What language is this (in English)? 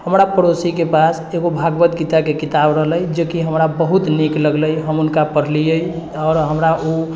Maithili